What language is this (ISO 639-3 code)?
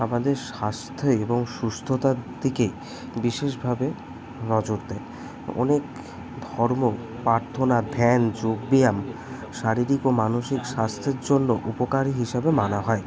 ben